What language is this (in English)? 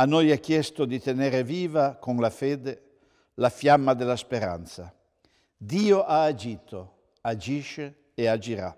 Italian